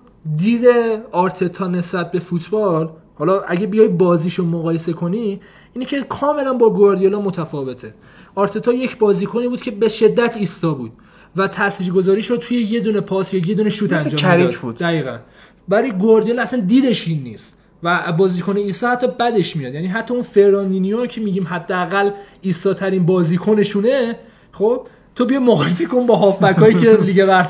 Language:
Persian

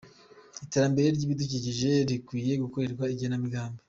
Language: Kinyarwanda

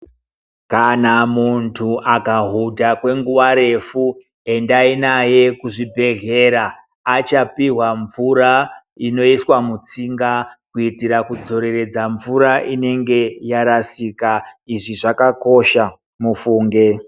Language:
Ndau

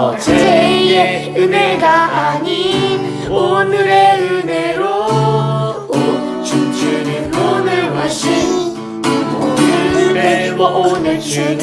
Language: Korean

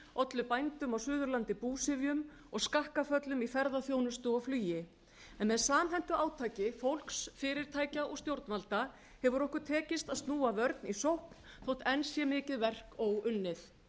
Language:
Icelandic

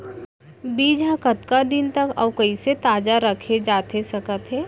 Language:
Chhattisgarhi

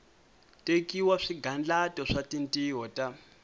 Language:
Tsonga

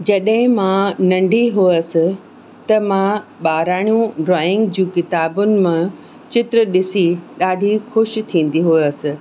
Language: Sindhi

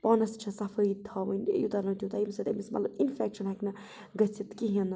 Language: Kashmiri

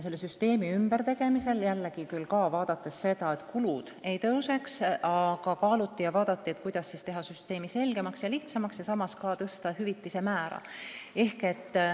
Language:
Estonian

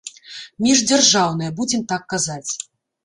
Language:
Belarusian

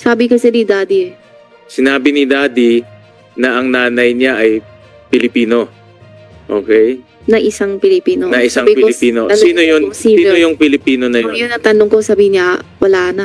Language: Filipino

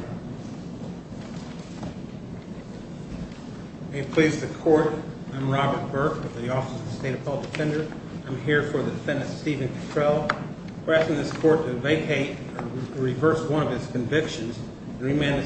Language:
English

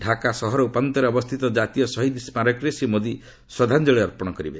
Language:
Odia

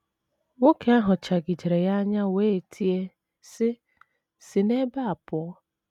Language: Igbo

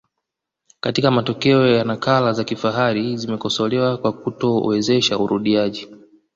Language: Swahili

